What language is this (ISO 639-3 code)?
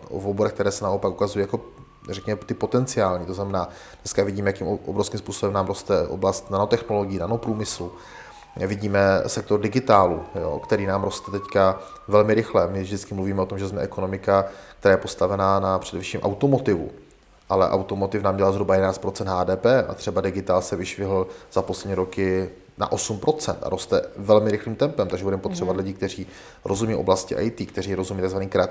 ces